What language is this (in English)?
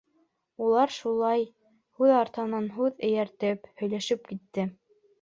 Bashkir